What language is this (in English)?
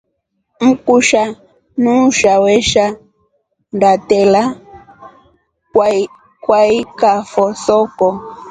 Rombo